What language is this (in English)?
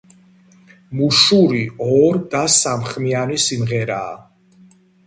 Georgian